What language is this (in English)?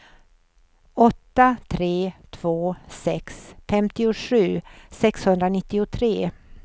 Swedish